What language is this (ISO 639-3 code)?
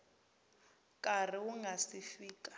tso